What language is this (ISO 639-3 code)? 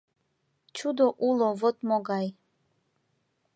chm